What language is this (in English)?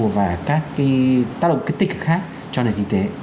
Vietnamese